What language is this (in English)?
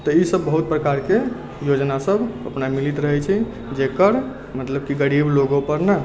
Maithili